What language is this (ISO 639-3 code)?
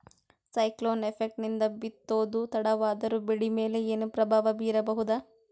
kan